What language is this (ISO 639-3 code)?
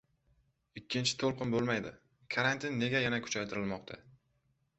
uzb